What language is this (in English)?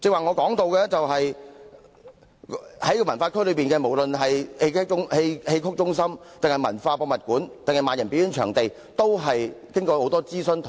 Cantonese